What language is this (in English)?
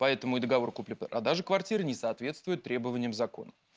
Russian